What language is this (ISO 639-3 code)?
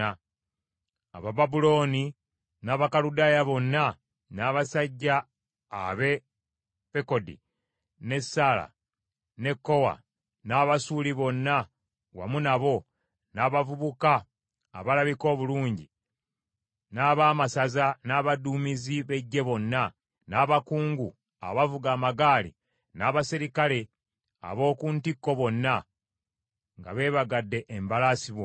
lug